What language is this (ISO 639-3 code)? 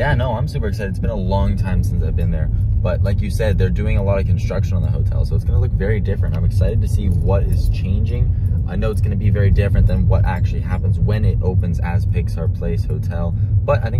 eng